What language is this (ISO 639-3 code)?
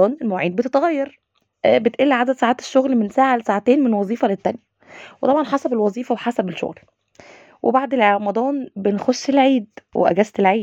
ara